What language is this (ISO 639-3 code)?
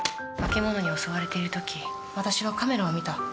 jpn